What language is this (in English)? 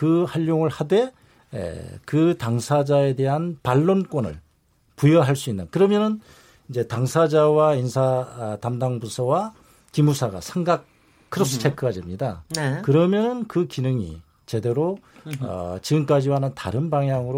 Korean